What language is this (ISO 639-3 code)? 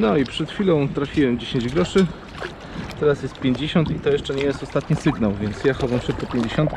pol